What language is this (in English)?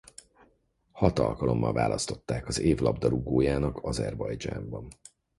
Hungarian